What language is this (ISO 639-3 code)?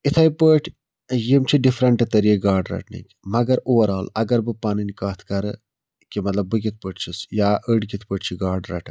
kas